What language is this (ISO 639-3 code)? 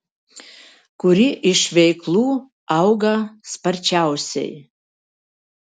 lit